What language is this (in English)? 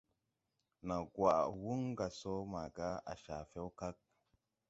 Tupuri